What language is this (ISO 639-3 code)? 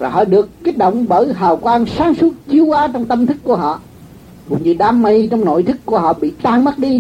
vie